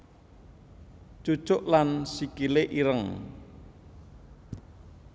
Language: Javanese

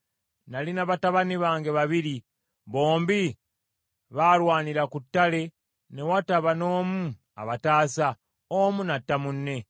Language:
Ganda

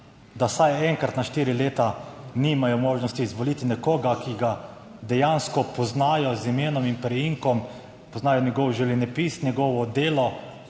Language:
Slovenian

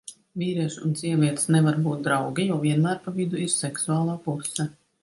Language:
Latvian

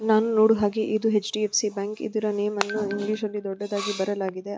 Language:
Kannada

